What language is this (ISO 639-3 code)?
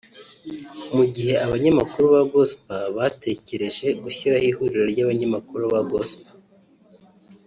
kin